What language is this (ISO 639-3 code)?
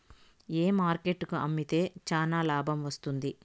tel